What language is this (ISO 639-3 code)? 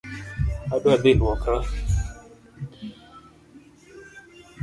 luo